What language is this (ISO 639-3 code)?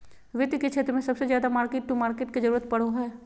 mag